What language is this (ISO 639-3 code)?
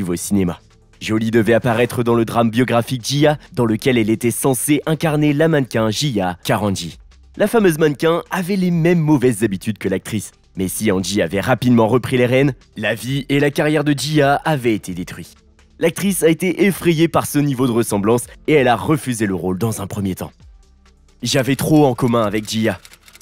fra